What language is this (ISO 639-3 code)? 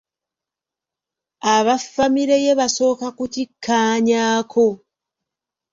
lug